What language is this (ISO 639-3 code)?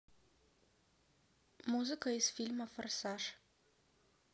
rus